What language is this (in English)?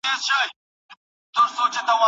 Pashto